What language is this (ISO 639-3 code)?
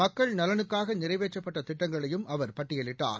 tam